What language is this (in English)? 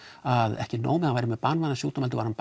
Icelandic